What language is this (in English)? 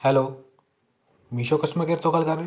Punjabi